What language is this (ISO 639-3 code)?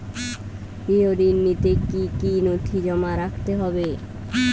ben